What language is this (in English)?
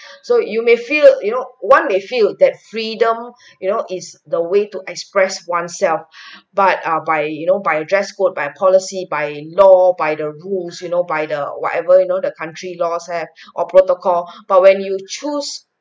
English